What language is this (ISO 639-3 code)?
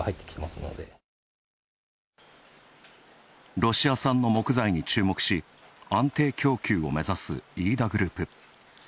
jpn